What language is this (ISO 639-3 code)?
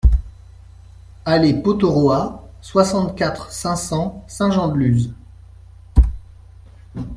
fra